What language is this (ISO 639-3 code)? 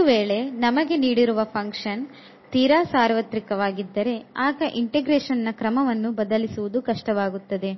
kan